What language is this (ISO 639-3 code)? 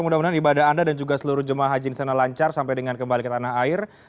ind